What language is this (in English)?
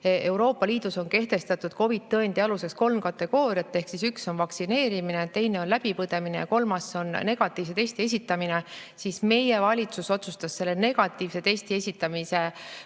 Estonian